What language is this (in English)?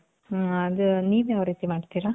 Kannada